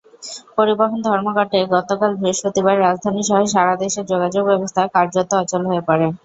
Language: Bangla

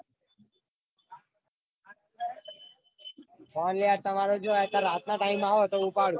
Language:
Gujarati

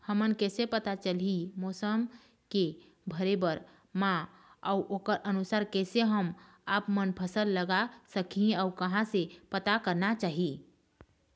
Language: Chhattisgarhi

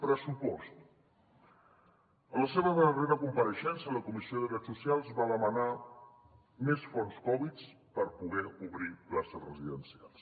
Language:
Catalan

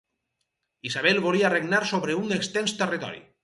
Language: Catalan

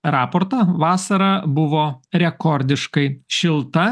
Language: Lithuanian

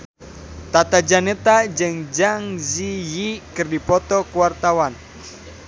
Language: Sundanese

